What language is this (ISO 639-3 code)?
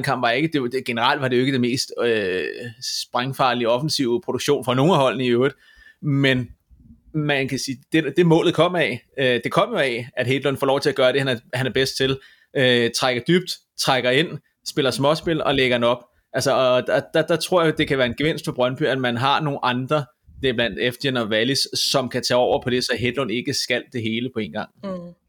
dan